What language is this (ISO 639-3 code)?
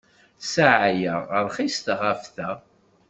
kab